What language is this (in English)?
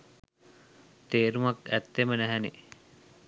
Sinhala